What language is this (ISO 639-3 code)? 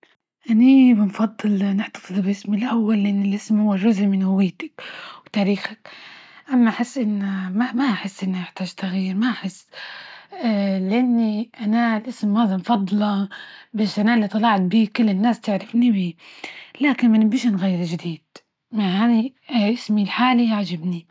ayl